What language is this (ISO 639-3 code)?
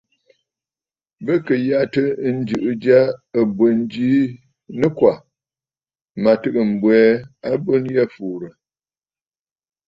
bfd